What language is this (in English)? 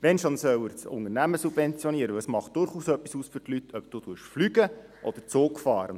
Swiss German